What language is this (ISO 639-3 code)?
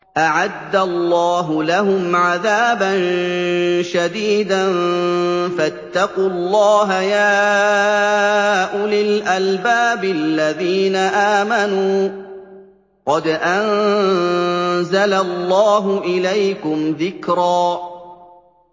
ara